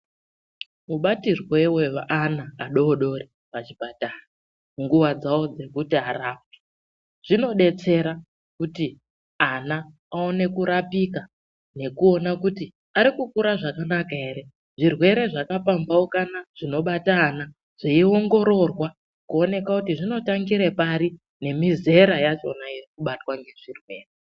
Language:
Ndau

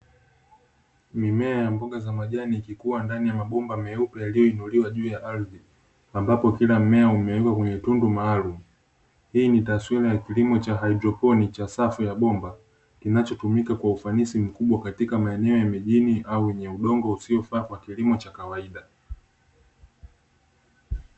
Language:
Swahili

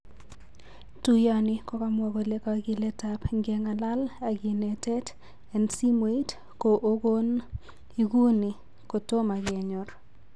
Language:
Kalenjin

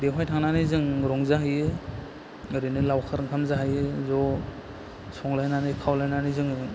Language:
Bodo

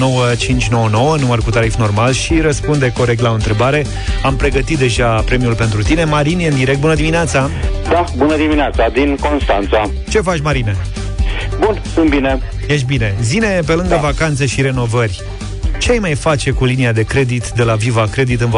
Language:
Romanian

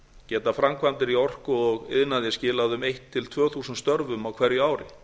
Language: Icelandic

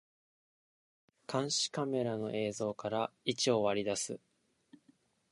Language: Japanese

